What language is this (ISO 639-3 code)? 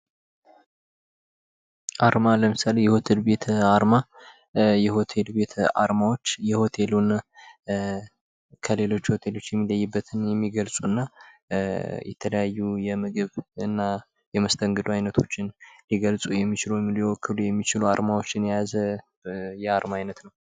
amh